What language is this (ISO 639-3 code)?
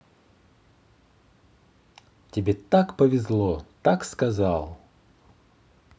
rus